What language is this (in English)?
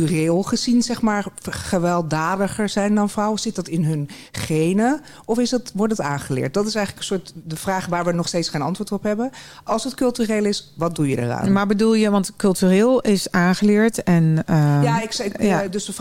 Dutch